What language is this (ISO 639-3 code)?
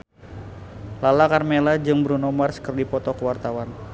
sun